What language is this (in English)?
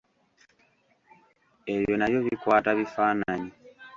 Ganda